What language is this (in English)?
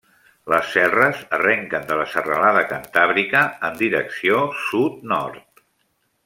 Catalan